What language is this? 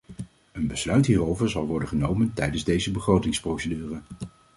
Dutch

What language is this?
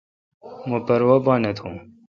Kalkoti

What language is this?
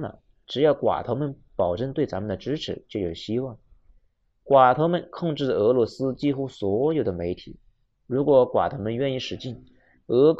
Chinese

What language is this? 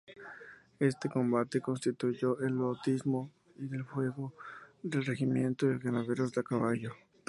Spanish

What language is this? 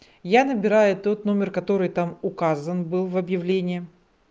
Russian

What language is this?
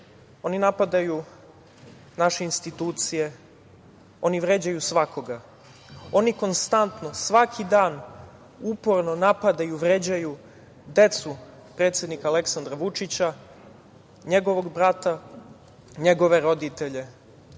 Serbian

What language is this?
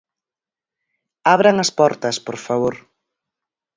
Galician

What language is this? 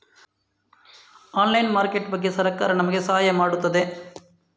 Kannada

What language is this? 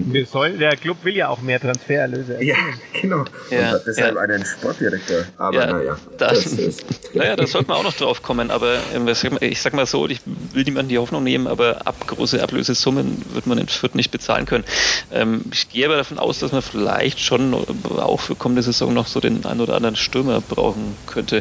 German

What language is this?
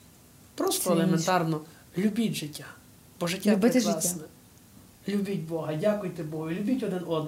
Ukrainian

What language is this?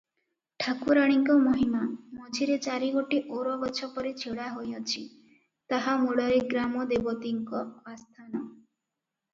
Odia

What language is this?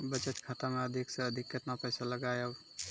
Maithili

